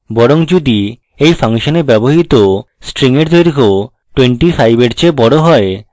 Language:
Bangla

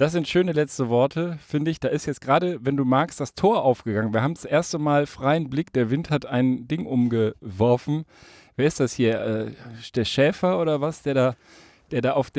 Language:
German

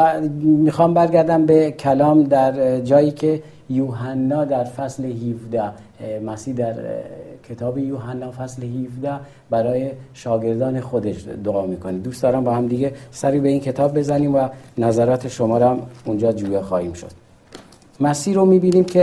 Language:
Persian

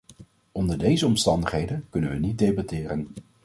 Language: Dutch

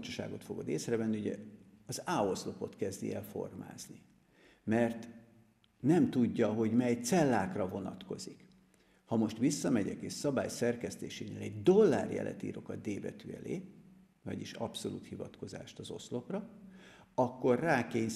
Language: Hungarian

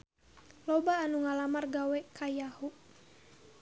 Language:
Sundanese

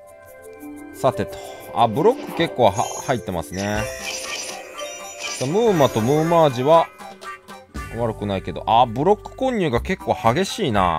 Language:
Japanese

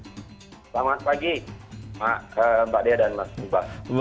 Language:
Indonesian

